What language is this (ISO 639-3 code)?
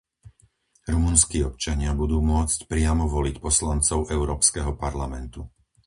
slk